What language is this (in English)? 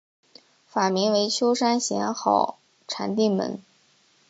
Chinese